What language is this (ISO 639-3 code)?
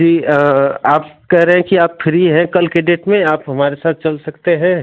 hin